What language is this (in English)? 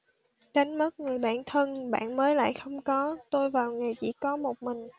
Vietnamese